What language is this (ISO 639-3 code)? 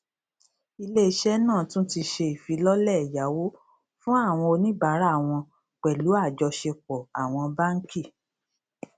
yor